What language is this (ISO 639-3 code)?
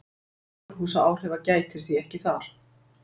isl